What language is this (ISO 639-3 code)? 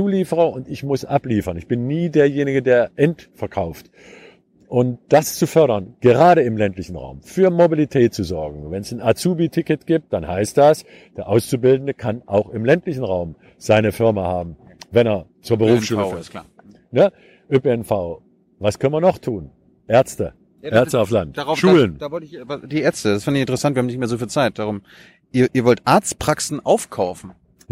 deu